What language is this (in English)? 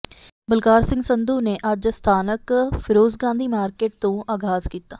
Punjabi